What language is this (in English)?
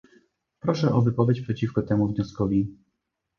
Polish